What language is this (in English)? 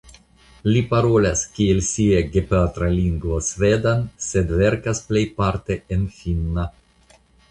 Esperanto